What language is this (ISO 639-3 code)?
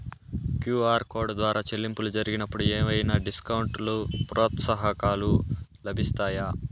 tel